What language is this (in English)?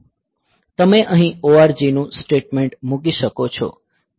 Gujarati